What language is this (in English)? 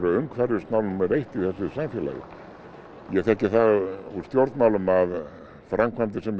Icelandic